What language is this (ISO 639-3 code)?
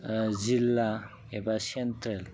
brx